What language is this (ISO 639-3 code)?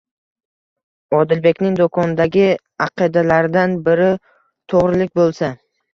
uzb